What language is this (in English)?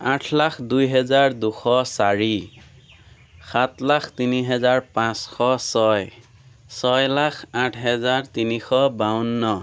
Assamese